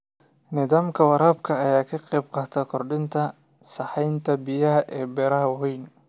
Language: Somali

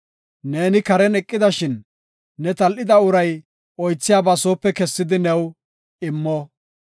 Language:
Gofa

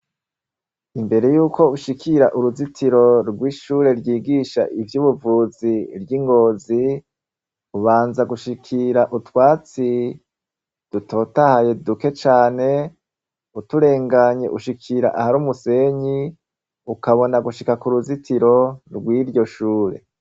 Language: Rundi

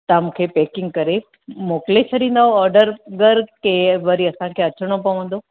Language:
Sindhi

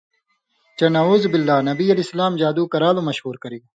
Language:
Indus Kohistani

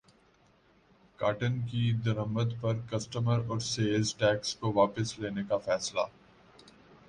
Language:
Urdu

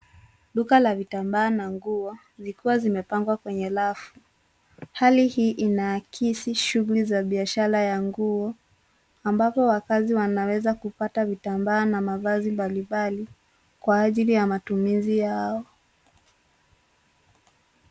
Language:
Swahili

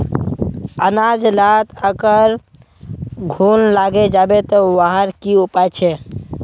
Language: Magahi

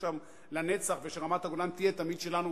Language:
Hebrew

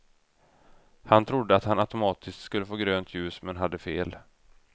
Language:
Swedish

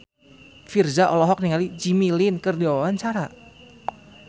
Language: Sundanese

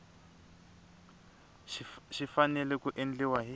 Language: Tsonga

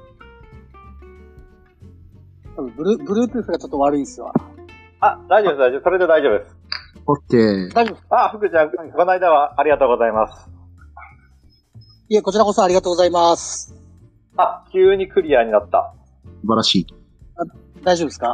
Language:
Japanese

